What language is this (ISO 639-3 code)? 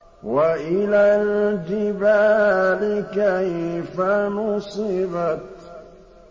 ara